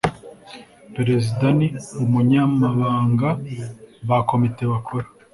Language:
Kinyarwanda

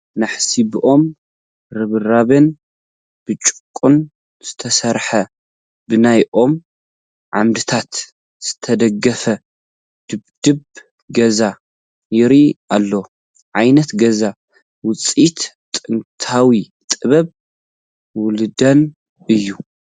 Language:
Tigrinya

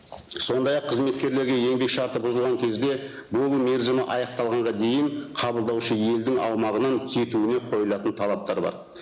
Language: Kazakh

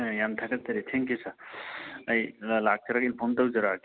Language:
Manipuri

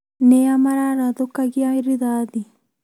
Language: Kikuyu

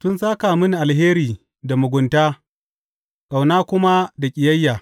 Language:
Hausa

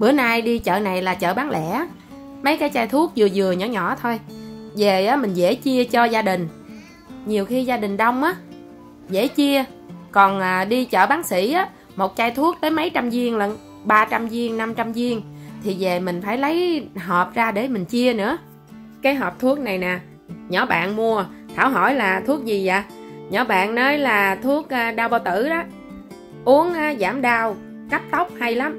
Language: Vietnamese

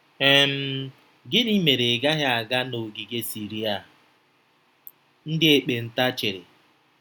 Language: Igbo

